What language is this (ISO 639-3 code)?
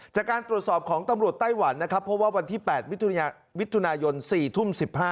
tha